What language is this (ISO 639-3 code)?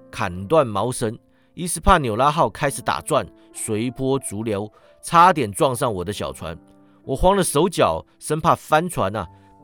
zho